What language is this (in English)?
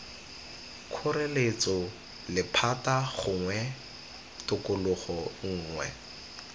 Tswana